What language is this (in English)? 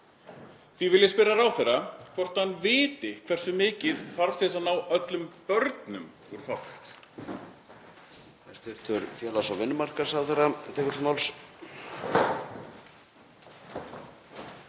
Icelandic